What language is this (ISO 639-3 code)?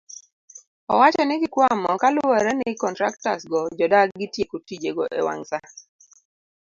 luo